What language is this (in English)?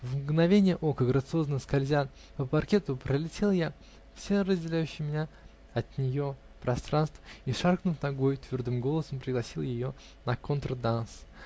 Russian